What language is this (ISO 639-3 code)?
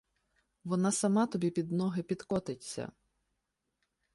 ukr